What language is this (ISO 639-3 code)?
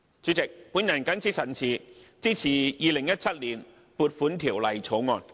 yue